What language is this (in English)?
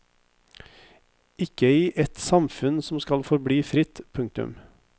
Norwegian